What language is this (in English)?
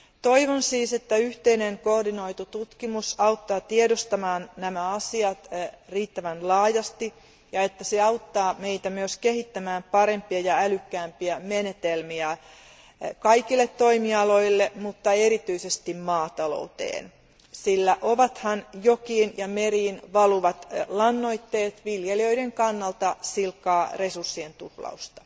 Finnish